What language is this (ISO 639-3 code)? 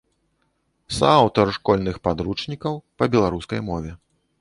bel